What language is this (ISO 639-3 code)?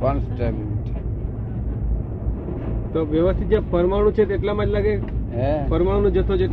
guj